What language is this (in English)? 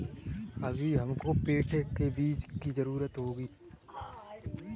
Hindi